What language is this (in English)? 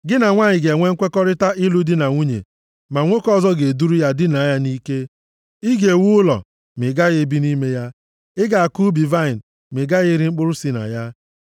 Igbo